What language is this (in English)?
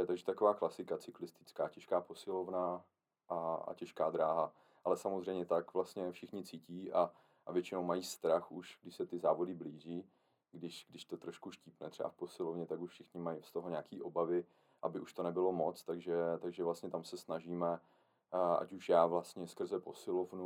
Czech